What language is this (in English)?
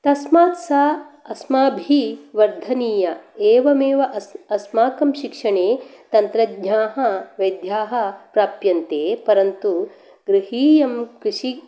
Sanskrit